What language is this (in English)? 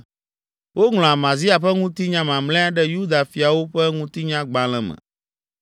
Ewe